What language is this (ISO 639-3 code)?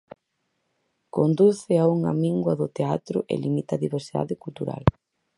glg